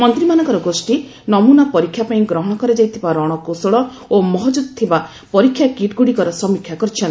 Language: Odia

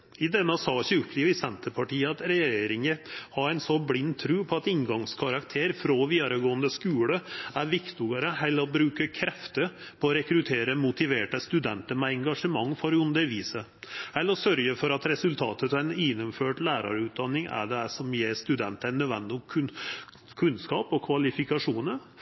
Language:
Norwegian Nynorsk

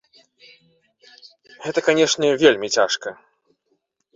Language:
Belarusian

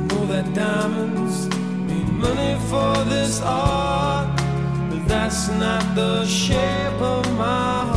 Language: Persian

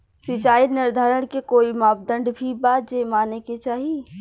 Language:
Bhojpuri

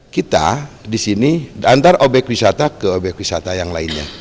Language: Indonesian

